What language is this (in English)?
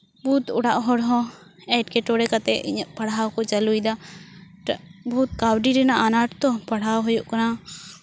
Santali